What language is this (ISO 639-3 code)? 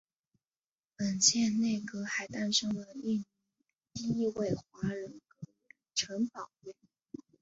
zho